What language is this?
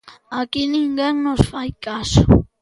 Galician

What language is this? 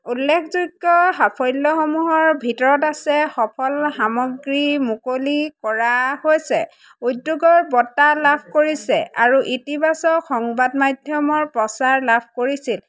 Assamese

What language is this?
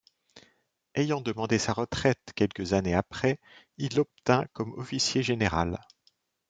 French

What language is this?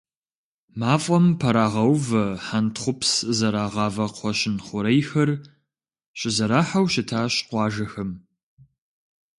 Kabardian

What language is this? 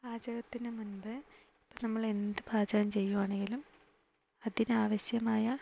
Malayalam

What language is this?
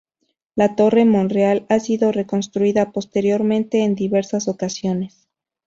Spanish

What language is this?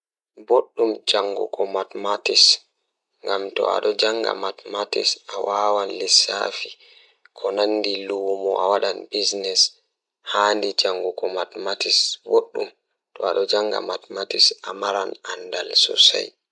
Fula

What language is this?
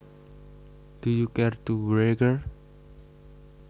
Javanese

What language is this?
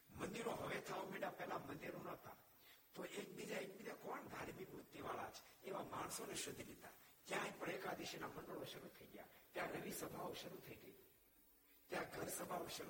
Gujarati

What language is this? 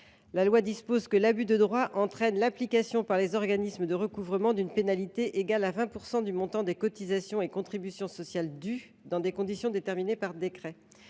French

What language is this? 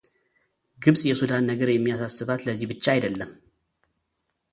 Amharic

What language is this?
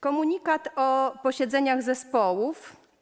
Polish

